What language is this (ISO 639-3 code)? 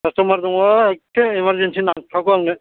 brx